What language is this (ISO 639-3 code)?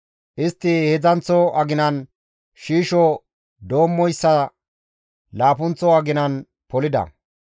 gmv